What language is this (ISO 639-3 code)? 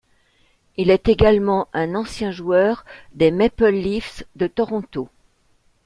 fra